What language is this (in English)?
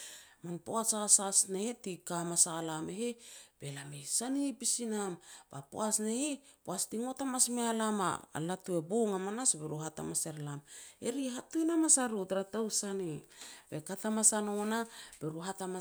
Petats